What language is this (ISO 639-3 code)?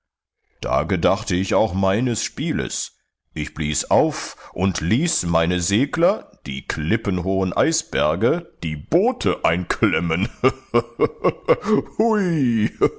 deu